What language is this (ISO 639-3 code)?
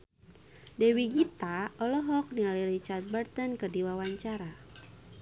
sun